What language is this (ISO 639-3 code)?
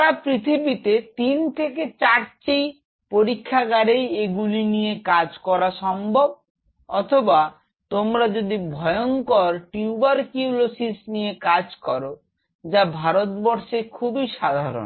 ben